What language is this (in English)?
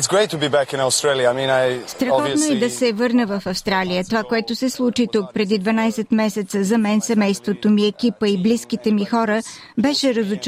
Bulgarian